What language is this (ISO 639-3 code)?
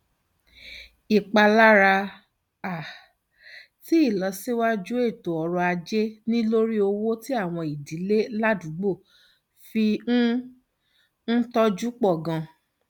yor